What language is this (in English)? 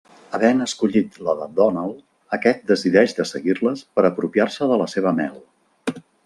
Catalan